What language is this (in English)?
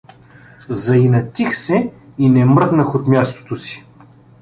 Bulgarian